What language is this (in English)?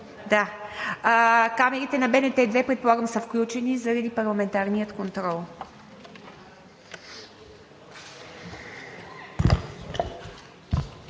Bulgarian